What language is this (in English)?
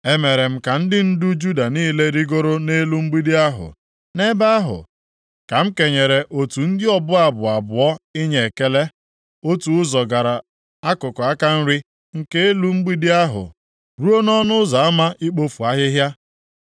Igbo